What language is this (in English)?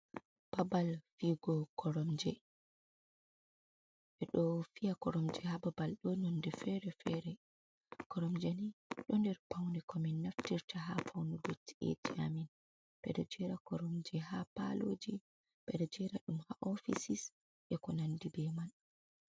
Fula